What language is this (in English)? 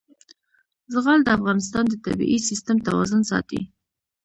Pashto